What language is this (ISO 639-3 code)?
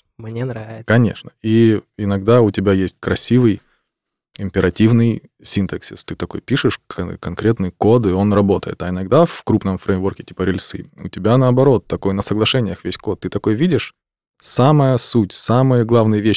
rus